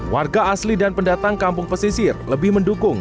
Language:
Indonesian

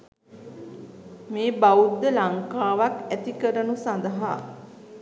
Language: Sinhala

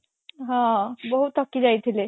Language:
Odia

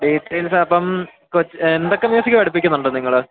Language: Malayalam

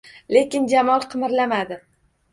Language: Uzbek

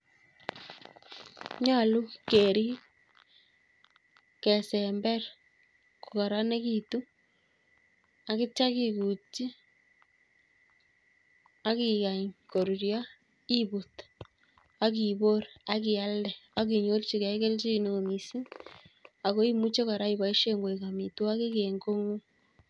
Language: Kalenjin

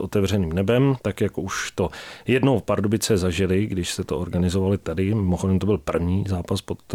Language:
Czech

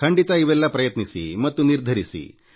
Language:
Kannada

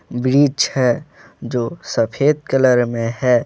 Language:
Hindi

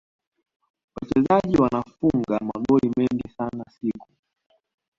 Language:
Swahili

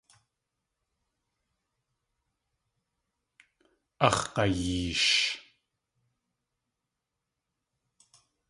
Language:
Tlingit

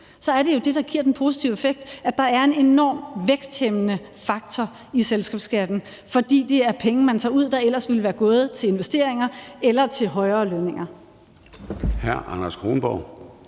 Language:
Danish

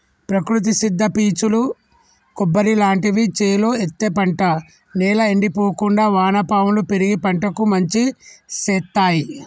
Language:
Telugu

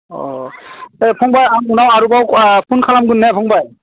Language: Bodo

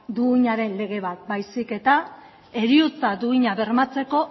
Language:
Basque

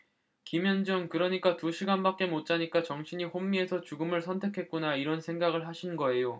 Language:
Korean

